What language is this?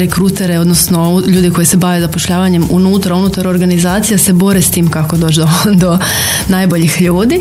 Croatian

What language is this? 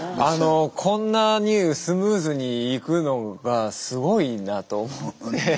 Japanese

